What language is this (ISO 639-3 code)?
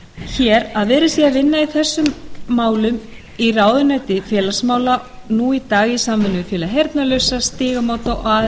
isl